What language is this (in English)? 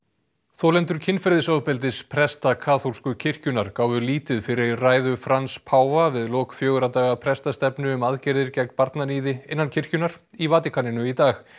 Icelandic